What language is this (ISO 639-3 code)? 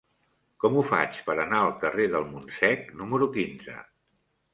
cat